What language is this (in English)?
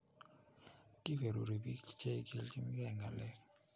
Kalenjin